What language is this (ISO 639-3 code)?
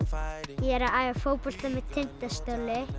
isl